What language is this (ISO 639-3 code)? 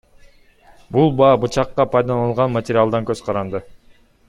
kir